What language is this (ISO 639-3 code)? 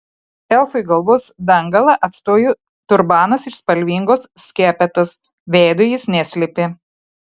lit